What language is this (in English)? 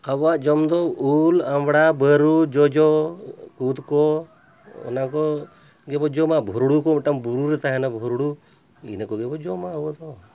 Santali